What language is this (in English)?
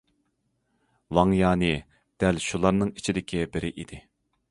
Uyghur